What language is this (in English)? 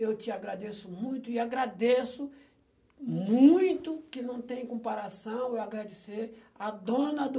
Portuguese